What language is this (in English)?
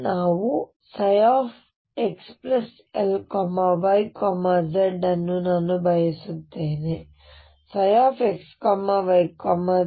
Kannada